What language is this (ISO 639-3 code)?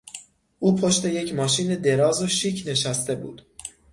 fas